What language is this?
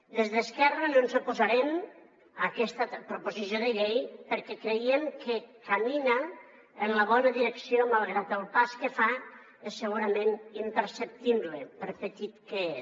Catalan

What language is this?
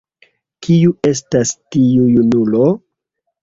Esperanto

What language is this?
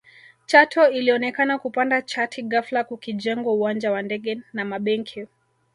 Swahili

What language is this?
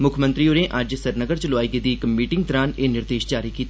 Dogri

